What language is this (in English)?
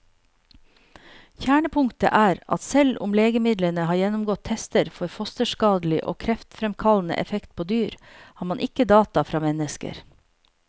Norwegian